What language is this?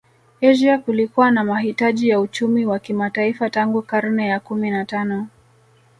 Swahili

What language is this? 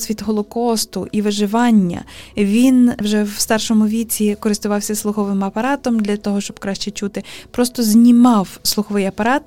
Ukrainian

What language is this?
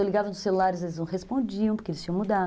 Portuguese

